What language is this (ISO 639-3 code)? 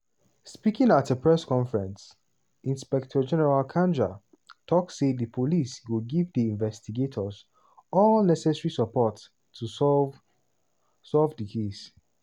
pcm